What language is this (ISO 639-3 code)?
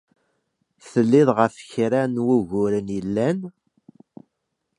kab